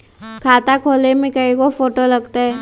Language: Magahi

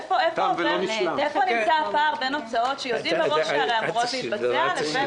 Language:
Hebrew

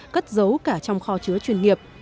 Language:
Vietnamese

